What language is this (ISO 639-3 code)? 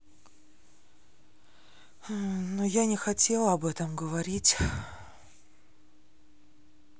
rus